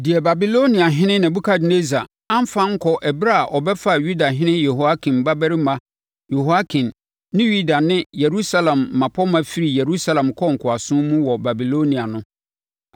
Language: Akan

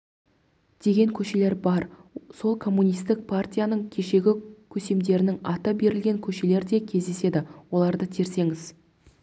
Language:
Kazakh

